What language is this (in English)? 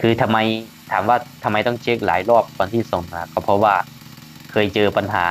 Thai